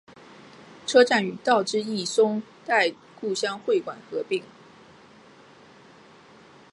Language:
Chinese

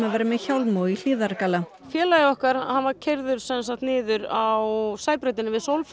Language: Icelandic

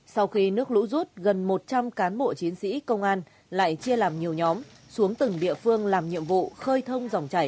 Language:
Vietnamese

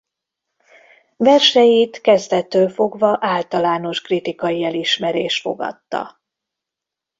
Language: Hungarian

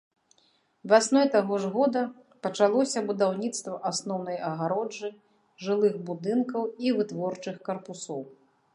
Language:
Belarusian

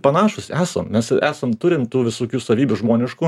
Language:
Lithuanian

